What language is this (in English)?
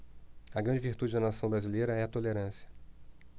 Portuguese